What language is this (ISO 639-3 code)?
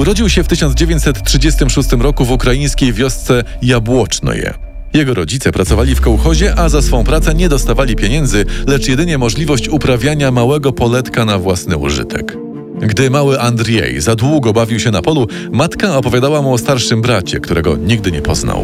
pol